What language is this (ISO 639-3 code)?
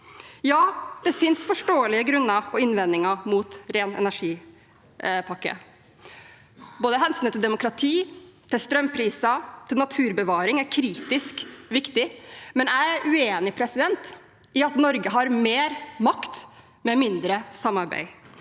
nor